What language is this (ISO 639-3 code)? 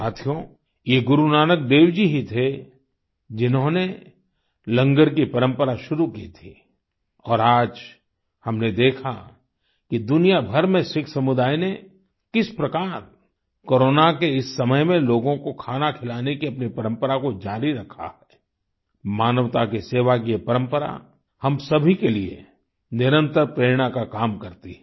hin